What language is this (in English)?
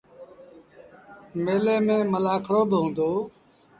Sindhi Bhil